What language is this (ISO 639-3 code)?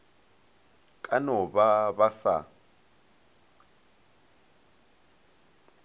nso